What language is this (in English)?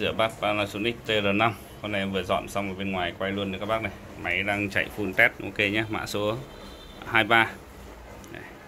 Vietnamese